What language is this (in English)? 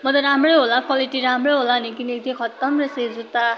Nepali